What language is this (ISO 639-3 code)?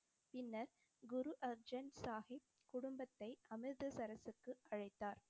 tam